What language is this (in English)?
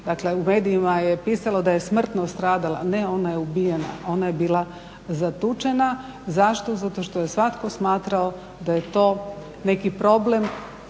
Croatian